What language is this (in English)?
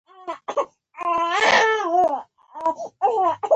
Pashto